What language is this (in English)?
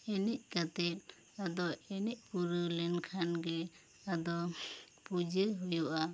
Santali